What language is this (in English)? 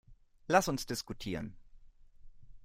German